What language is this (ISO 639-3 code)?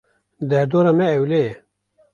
kur